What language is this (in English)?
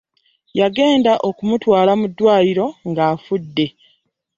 Ganda